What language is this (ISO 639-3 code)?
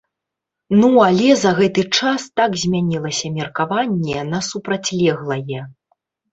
bel